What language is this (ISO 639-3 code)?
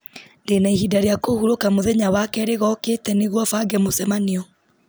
kik